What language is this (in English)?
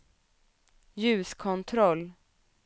Swedish